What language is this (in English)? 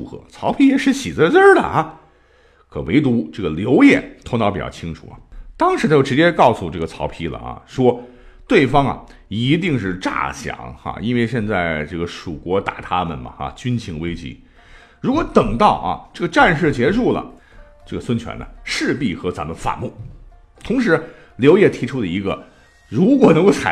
Chinese